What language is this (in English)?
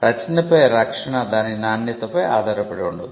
Telugu